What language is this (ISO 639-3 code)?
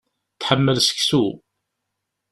kab